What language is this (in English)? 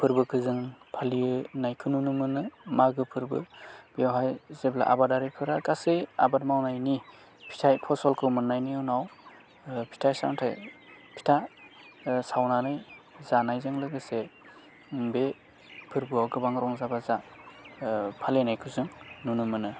Bodo